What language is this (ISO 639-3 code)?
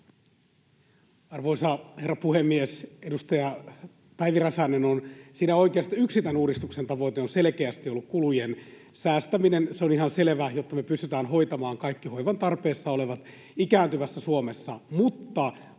fin